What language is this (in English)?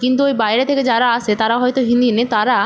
Bangla